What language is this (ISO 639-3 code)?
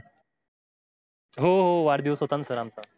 mar